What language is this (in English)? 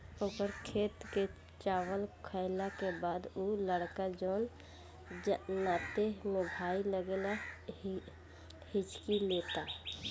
Bhojpuri